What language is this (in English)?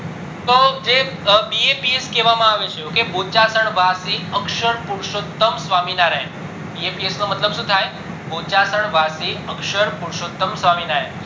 Gujarati